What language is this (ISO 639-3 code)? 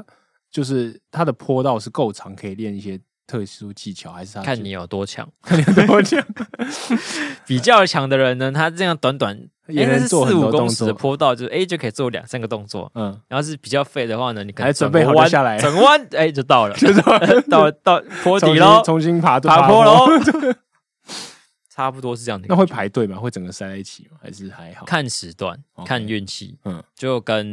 zho